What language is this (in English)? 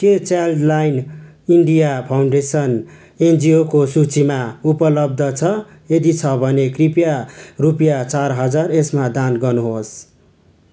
Nepali